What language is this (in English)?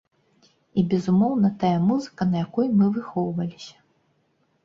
Belarusian